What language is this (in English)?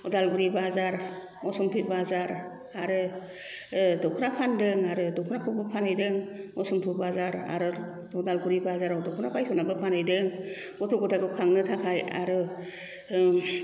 Bodo